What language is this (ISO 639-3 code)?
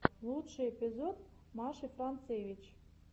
rus